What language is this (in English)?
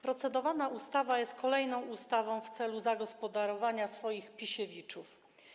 Polish